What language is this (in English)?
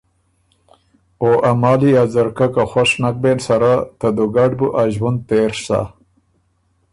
Ormuri